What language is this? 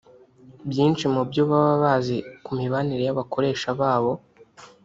Kinyarwanda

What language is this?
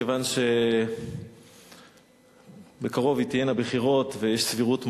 Hebrew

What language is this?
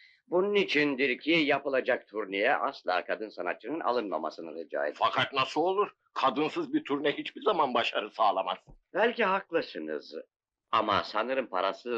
Turkish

